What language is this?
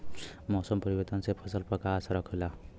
Bhojpuri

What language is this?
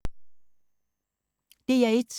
Danish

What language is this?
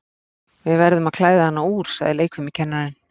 Icelandic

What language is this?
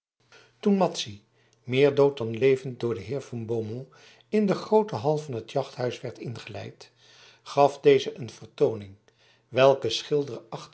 Dutch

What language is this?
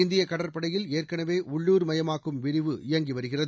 Tamil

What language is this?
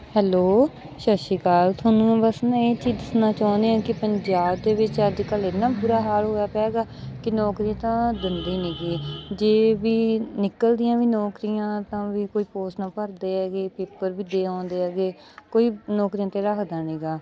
Punjabi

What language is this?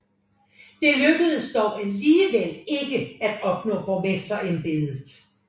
Danish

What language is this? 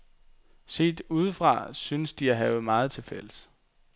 Danish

